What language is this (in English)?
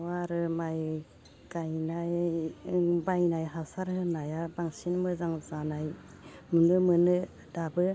Bodo